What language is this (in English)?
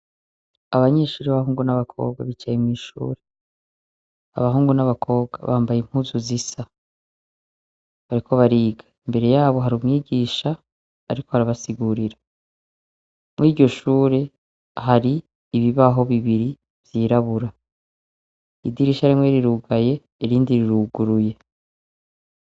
Rundi